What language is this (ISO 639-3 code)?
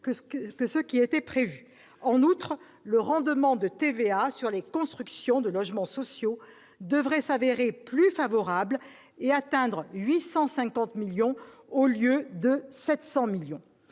fra